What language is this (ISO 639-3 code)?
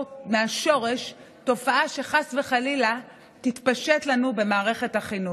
heb